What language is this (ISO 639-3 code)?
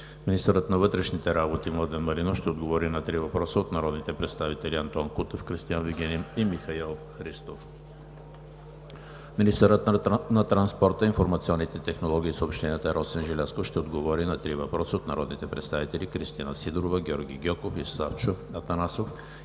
bul